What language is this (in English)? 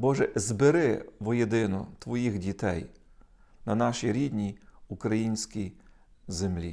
Ukrainian